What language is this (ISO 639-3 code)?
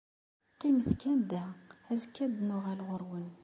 kab